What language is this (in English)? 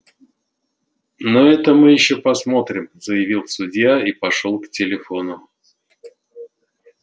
Russian